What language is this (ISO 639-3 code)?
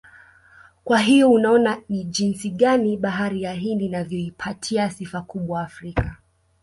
swa